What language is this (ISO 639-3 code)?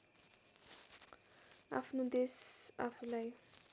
nep